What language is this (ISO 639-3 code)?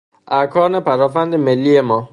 fas